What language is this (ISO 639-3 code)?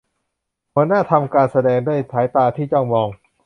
tha